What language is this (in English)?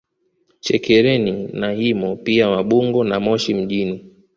Swahili